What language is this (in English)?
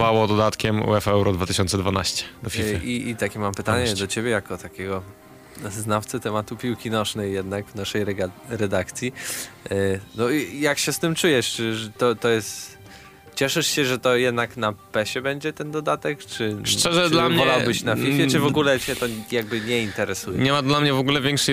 Polish